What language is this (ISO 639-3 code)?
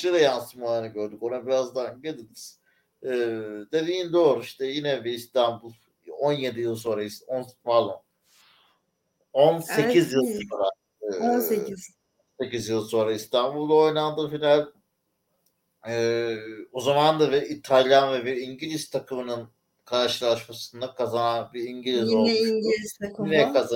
tur